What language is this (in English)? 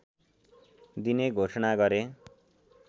Nepali